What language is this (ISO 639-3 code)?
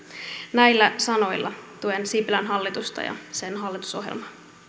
fin